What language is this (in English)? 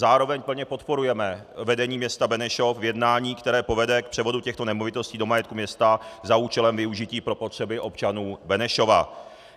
Czech